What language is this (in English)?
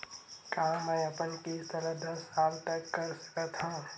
Chhattisgarhi